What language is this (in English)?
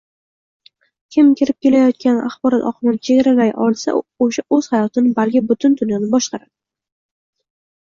Uzbek